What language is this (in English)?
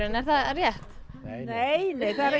Icelandic